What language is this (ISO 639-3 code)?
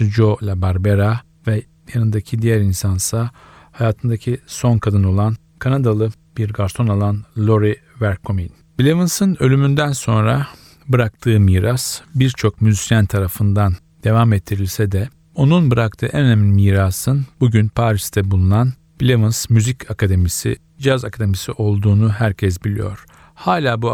tur